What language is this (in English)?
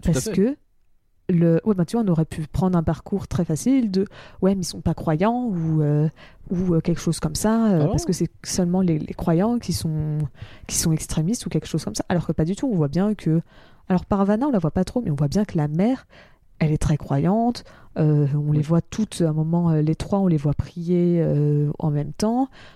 French